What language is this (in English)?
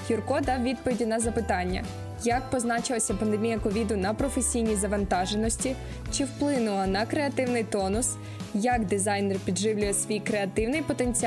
Ukrainian